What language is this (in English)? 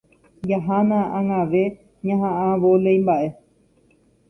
Guarani